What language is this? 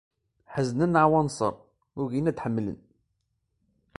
Kabyle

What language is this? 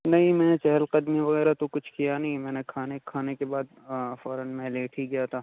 Urdu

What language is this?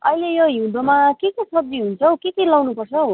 Nepali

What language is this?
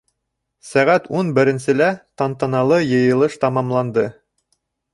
Bashkir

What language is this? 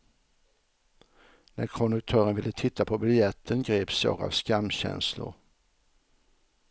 Swedish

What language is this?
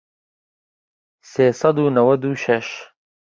Central Kurdish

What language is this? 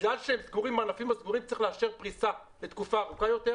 Hebrew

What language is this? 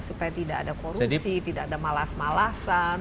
Indonesian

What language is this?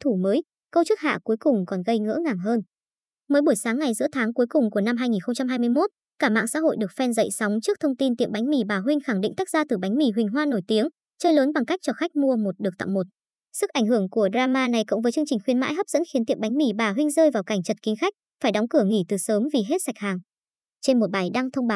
Vietnamese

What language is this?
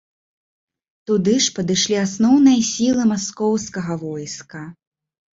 Belarusian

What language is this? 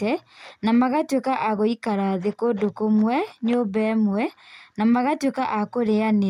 Kikuyu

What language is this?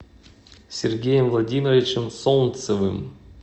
Russian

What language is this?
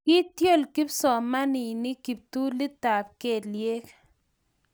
Kalenjin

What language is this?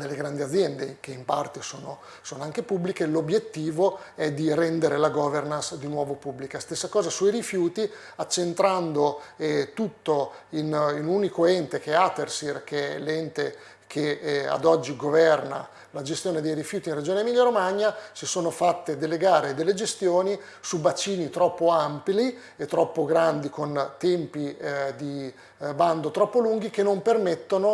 Italian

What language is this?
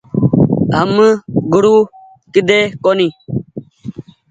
Goaria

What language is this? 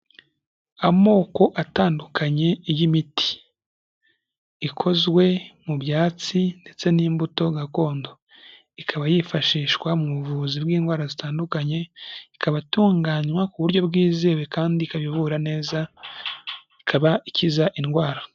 Kinyarwanda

